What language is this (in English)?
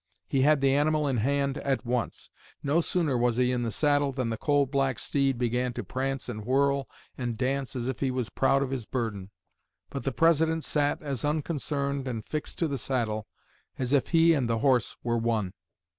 English